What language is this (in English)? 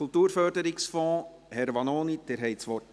Swiss German